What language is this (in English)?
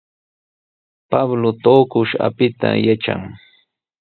Sihuas Ancash Quechua